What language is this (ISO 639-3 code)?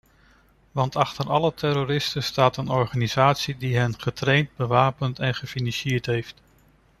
nld